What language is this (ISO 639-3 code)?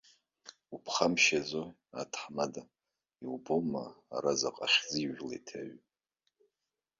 abk